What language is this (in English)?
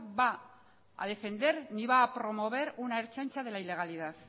Spanish